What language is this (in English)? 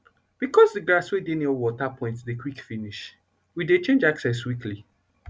Nigerian Pidgin